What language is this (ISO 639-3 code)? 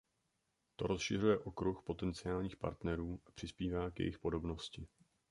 ces